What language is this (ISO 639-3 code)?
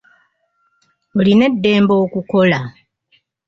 lug